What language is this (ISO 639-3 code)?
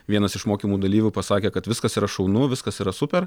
lit